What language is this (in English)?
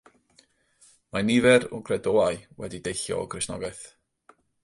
Welsh